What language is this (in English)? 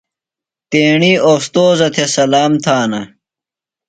Phalura